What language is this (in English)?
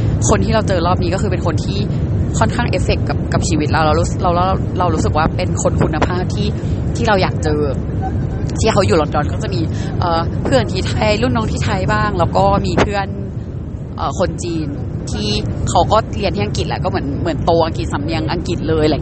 Thai